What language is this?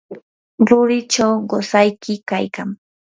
Yanahuanca Pasco Quechua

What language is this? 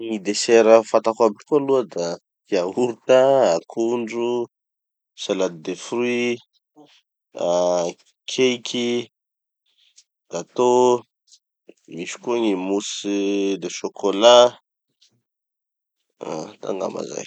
Tanosy Malagasy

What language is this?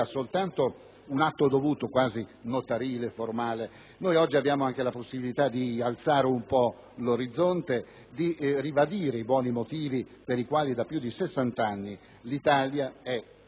Italian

